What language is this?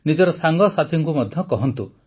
Odia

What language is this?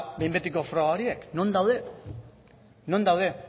Basque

